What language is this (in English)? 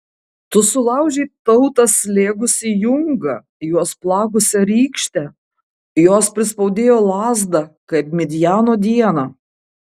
Lithuanian